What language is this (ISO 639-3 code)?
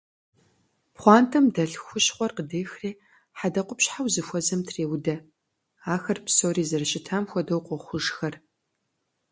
kbd